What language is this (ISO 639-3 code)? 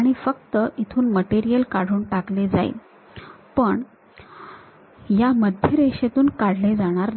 mar